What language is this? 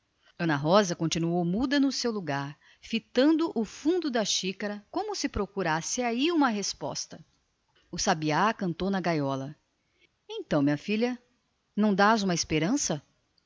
Portuguese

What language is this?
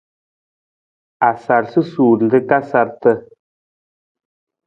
Nawdm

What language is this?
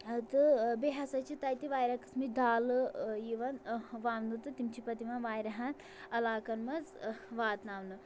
Kashmiri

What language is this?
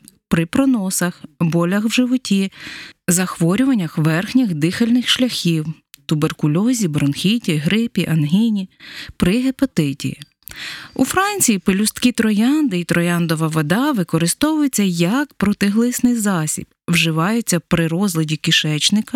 Ukrainian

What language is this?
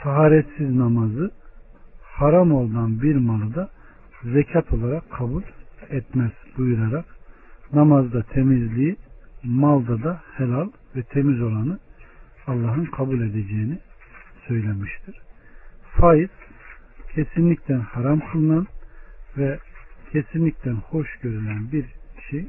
Turkish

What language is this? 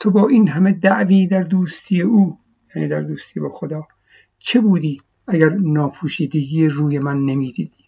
Persian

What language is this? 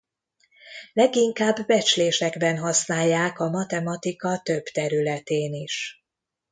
Hungarian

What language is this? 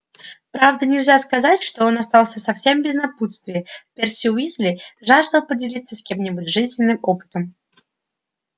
Russian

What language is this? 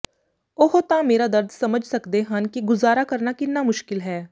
Punjabi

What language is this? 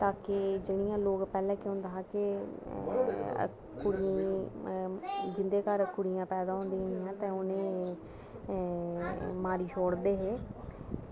Dogri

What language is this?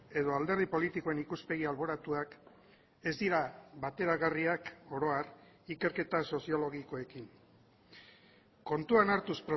Basque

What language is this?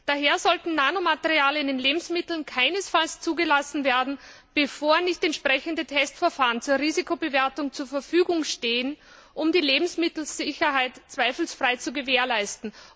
German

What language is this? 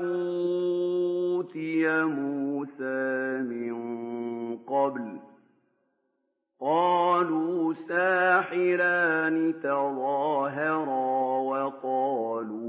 Arabic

